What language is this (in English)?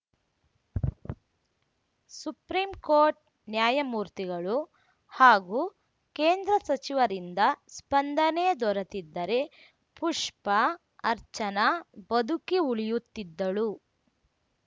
Kannada